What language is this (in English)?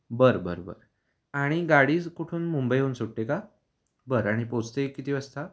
Marathi